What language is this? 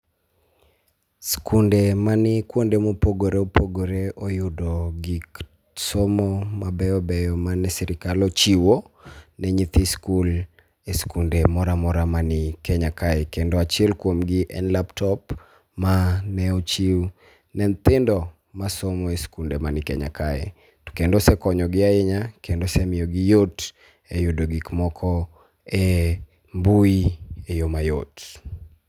Luo (Kenya and Tanzania)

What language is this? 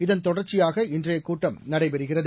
Tamil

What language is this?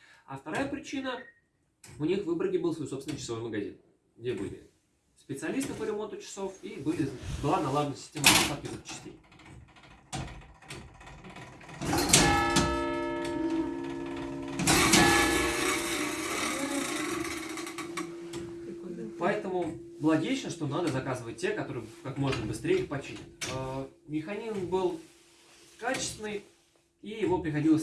Russian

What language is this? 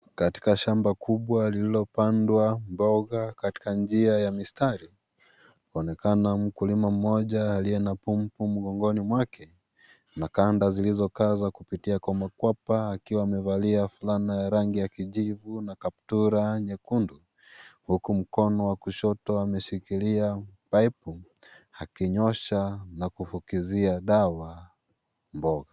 Swahili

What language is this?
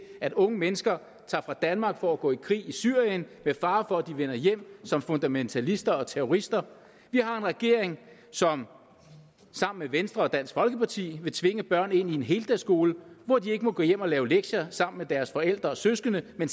Danish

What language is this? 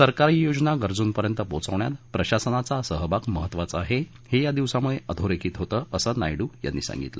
Marathi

